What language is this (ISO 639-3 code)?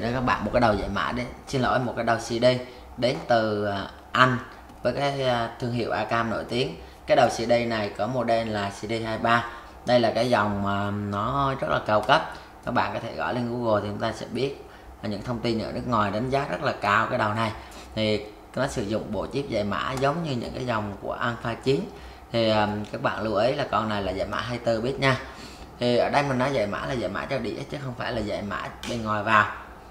vie